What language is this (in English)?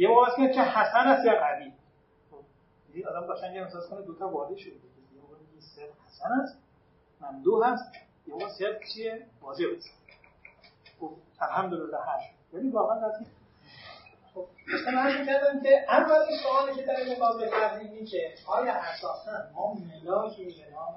Persian